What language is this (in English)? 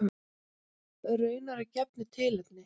Icelandic